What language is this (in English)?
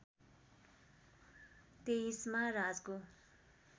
Nepali